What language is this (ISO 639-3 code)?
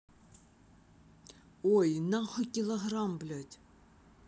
rus